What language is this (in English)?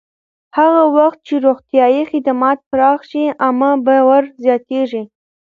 Pashto